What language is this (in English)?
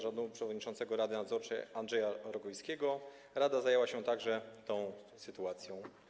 Polish